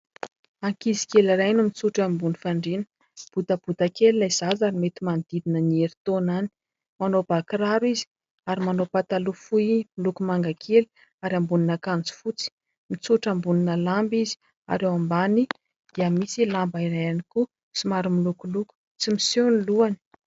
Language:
Malagasy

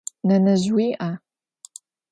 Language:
Adyghe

